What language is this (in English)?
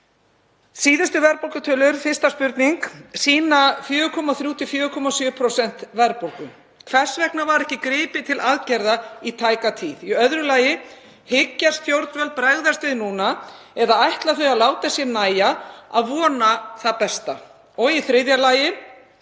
Icelandic